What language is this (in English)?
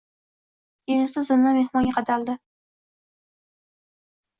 Uzbek